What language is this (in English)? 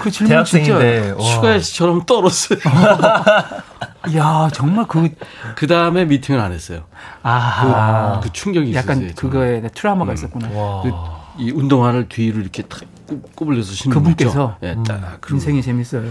Korean